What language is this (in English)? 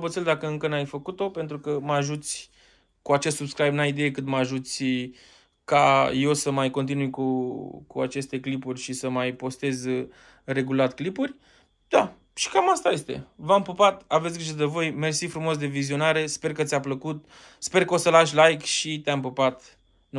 Romanian